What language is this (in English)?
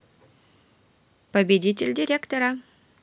Russian